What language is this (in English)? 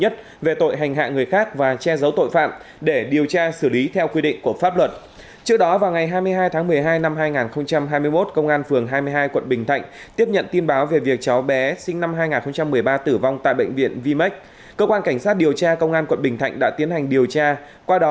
Vietnamese